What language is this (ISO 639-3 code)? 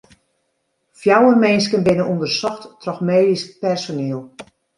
fry